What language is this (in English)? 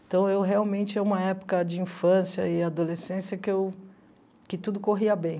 Portuguese